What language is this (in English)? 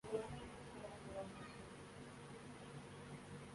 Urdu